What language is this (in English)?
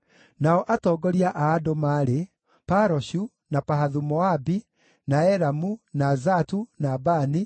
Kikuyu